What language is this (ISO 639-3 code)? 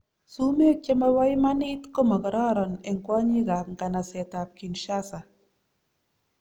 kln